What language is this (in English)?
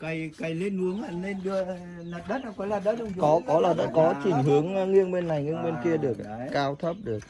Vietnamese